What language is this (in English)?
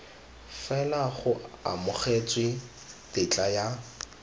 Tswana